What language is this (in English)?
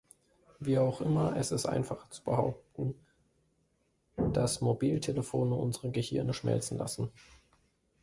German